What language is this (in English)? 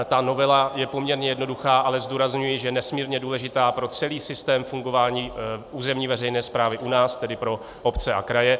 Czech